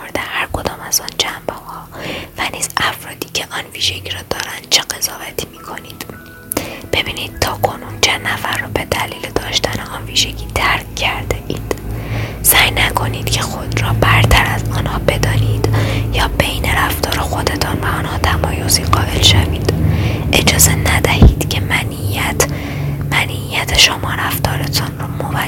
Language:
Persian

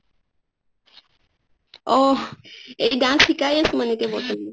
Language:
Assamese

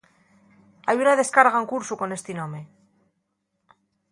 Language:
Asturian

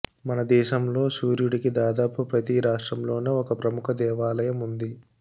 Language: Telugu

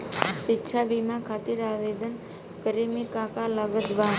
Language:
Bhojpuri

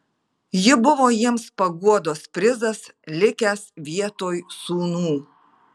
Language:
Lithuanian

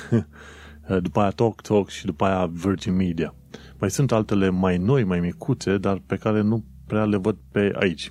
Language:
Romanian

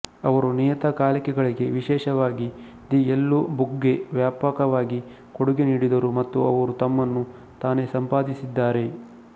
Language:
Kannada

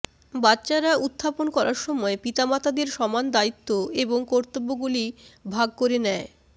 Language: Bangla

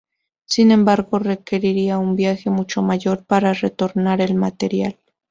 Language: Spanish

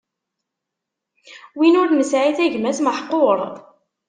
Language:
Kabyle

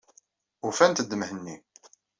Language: Kabyle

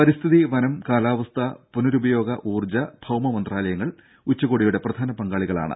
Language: Malayalam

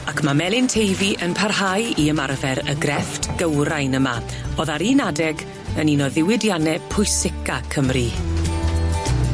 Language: Welsh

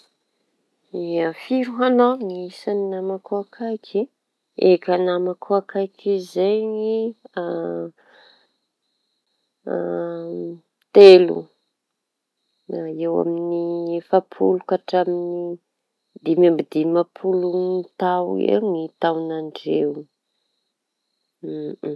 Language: Tanosy Malagasy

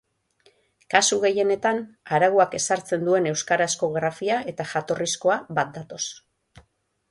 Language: Basque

